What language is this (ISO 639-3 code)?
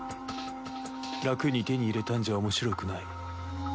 jpn